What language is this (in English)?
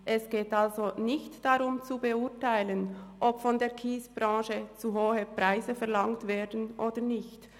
Swiss German